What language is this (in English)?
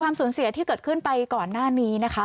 Thai